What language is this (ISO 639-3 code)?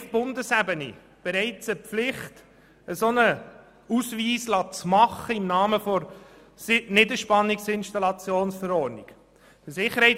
gsw